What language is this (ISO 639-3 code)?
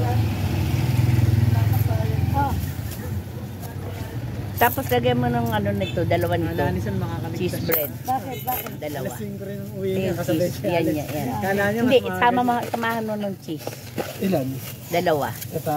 fil